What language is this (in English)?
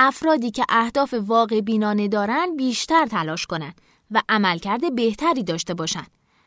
Persian